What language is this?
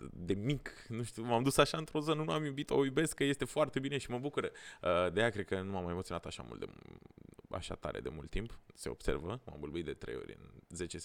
Romanian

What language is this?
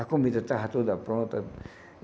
Portuguese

